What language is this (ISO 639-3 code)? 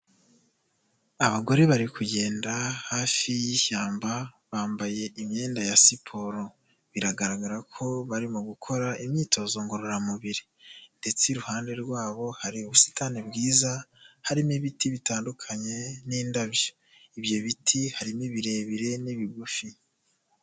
kin